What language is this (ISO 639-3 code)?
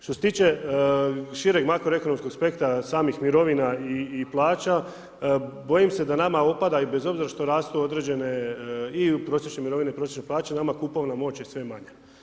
hrv